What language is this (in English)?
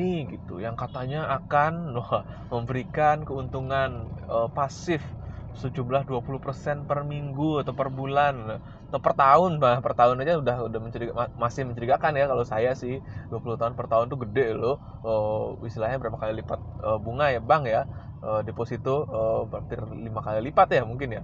Indonesian